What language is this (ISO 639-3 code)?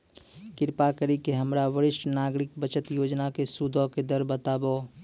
mai